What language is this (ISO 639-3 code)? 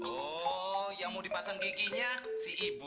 ind